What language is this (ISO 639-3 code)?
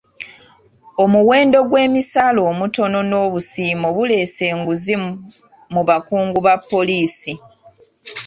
lug